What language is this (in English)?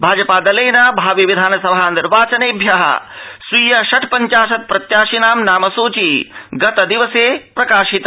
Sanskrit